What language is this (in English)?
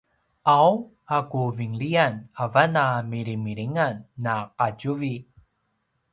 Paiwan